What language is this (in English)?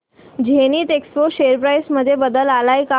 Marathi